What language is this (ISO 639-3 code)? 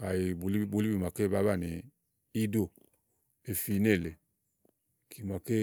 ahl